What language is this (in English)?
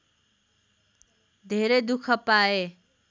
Nepali